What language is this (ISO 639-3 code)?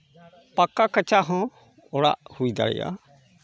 sat